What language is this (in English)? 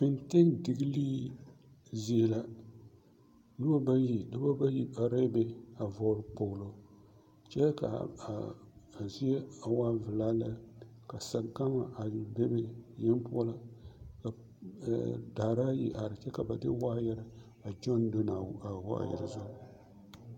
Southern Dagaare